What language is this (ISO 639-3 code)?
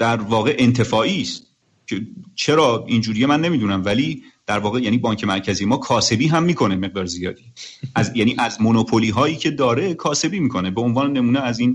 fas